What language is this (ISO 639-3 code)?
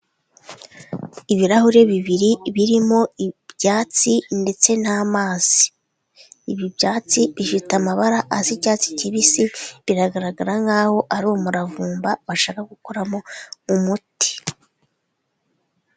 kin